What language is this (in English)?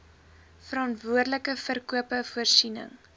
Afrikaans